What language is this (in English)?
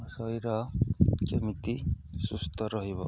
Odia